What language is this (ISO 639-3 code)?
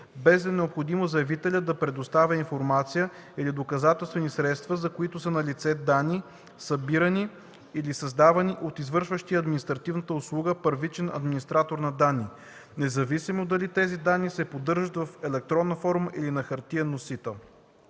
bul